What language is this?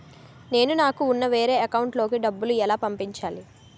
Telugu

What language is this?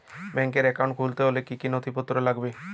Bangla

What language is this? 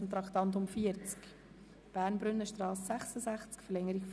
Swiss German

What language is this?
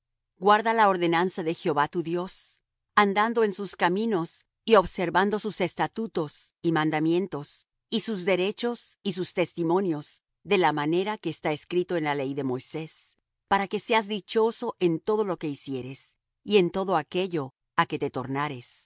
Spanish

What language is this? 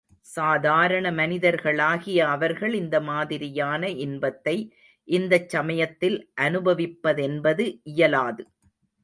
Tamil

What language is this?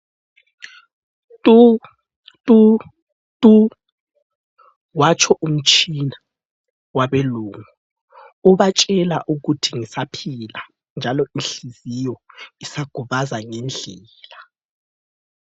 North Ndebele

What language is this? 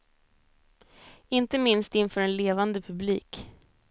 Swedish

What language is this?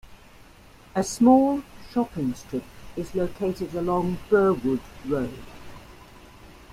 English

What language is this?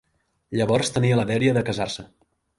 Catalan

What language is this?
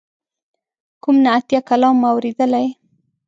Pashto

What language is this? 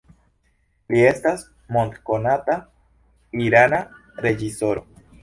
Esperanto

